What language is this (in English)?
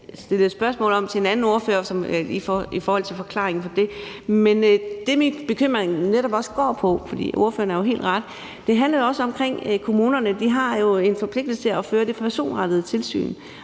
Danish